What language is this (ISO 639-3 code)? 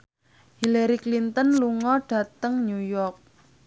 jav